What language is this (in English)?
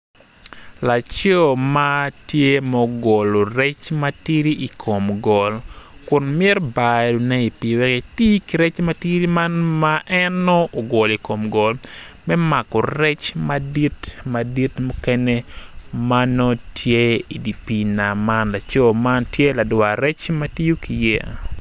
Acoli